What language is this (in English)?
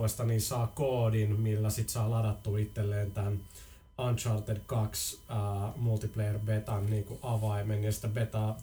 Finnish